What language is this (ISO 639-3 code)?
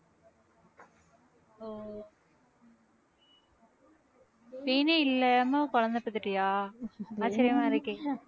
tam